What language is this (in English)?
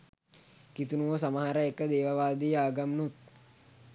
Sinhala